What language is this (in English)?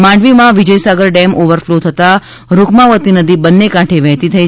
Gujarati